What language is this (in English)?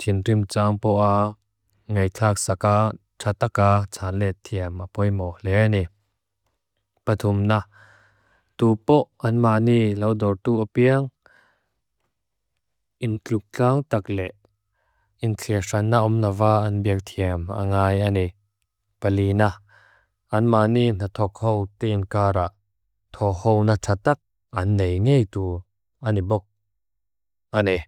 Mizo